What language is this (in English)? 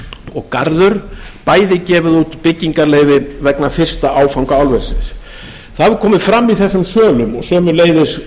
Icelandic